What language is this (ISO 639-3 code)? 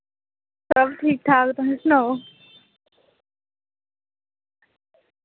doi